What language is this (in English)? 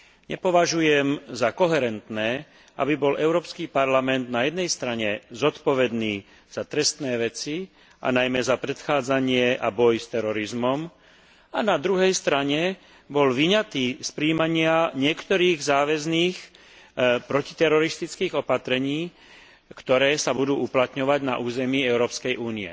Slovak